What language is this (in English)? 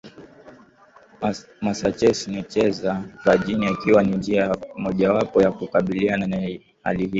Swahili